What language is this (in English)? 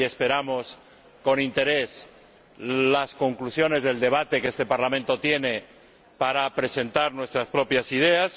Spanish